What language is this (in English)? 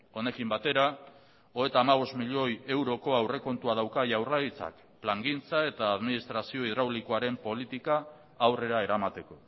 Basque